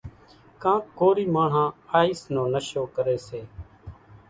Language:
Kachi Koli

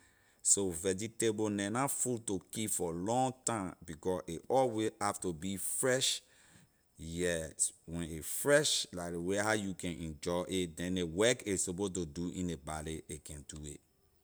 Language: Liberian English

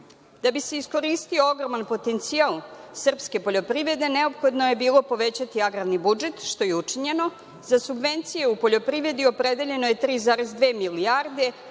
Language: Serbian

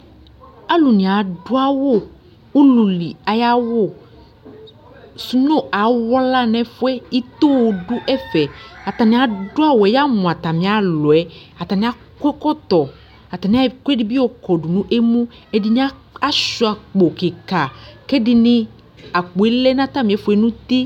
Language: Ikposo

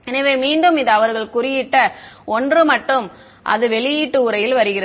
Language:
Tamil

